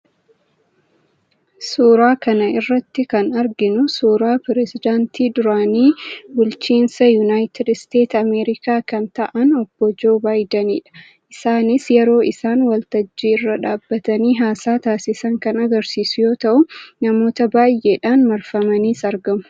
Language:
Oromo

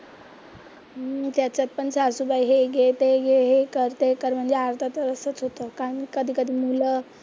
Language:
Marathi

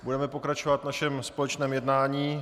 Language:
Czech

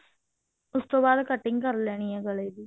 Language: Punjabi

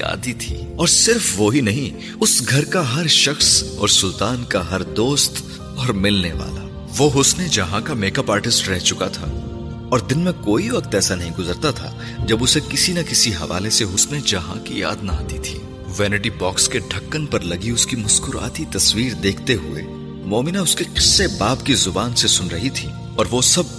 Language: Urdu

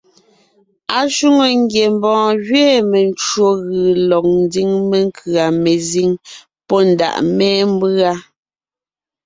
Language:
Ngiemboon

